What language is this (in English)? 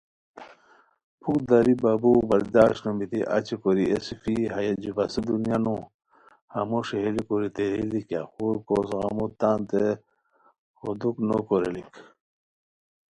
Khowar